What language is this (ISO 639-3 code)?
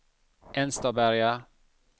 swe